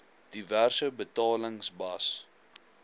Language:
Afrikaans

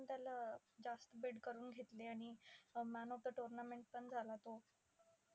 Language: Marathi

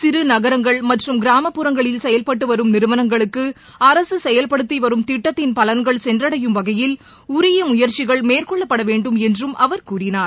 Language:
Tamil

